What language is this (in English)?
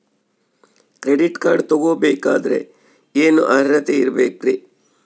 Kannada